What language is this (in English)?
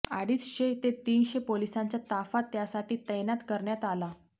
Marathi